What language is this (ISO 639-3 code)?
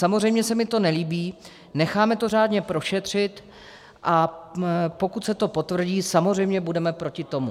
ces